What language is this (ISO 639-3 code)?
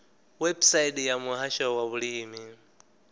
ven